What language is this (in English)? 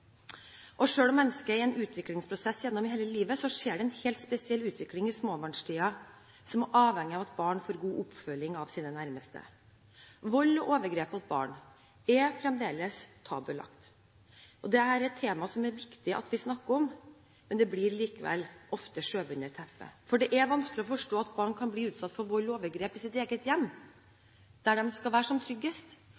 Norwegian Bokmål